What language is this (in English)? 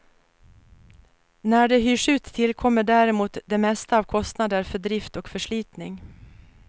Swedish